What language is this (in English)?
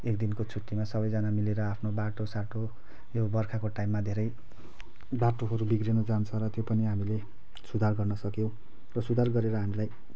Nepali